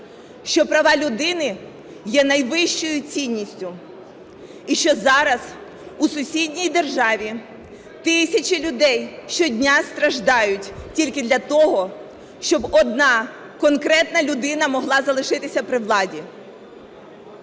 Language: Ukrainian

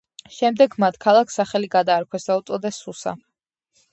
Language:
Georgian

